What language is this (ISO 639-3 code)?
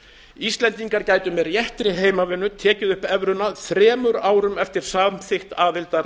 isl